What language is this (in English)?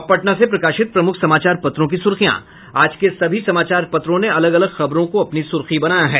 Hindi